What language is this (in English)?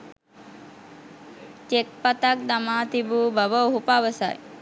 Sinhala